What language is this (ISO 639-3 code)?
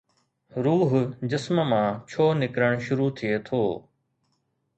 snd